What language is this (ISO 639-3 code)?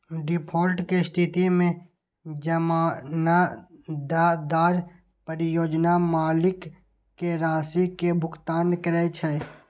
mai